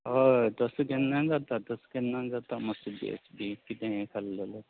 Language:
Konkani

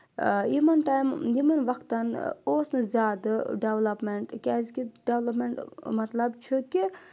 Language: Kashmiri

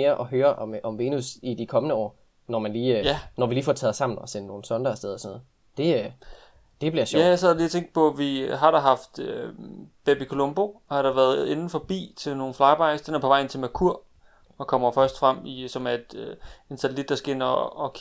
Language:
Danish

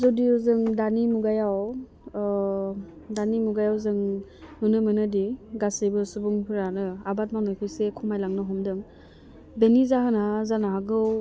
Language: Bodo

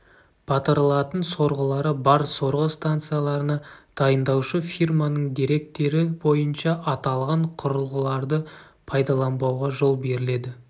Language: Kazakh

